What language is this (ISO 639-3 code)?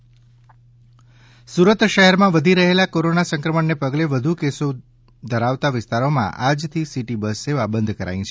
guj